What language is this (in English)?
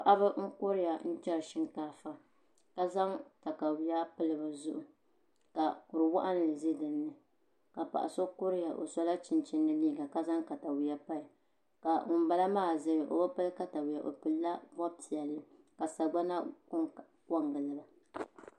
Dagbani